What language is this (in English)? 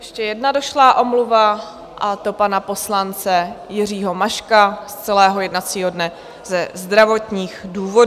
Czech